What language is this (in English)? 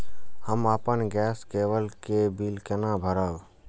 Maithili